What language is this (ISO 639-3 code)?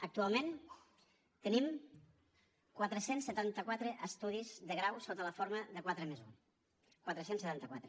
cat